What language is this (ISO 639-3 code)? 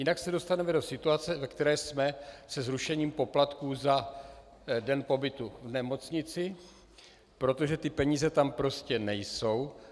ces